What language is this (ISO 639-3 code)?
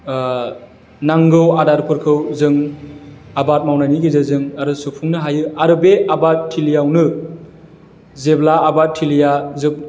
brx